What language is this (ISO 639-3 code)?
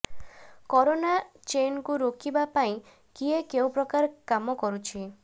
ori